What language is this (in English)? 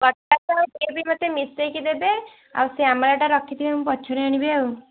Odia